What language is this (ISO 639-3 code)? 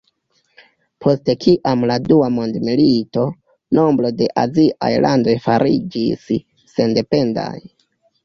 epo